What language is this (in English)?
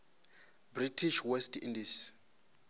Venda